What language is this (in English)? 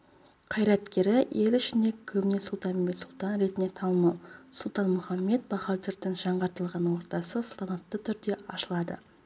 Kazakh